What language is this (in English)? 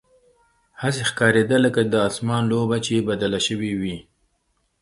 Pashto